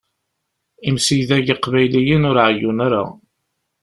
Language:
Kabyle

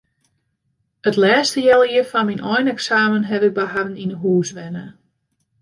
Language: Western Frisian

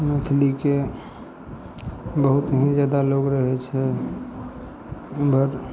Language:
Maithili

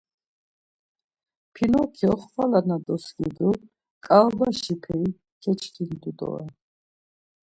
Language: Laz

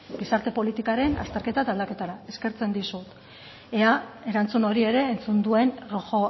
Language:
Basque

